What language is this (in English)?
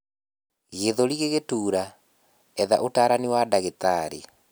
Kikuyu